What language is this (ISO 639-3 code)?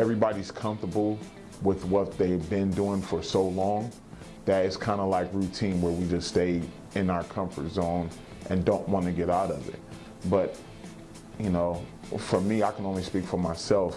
eng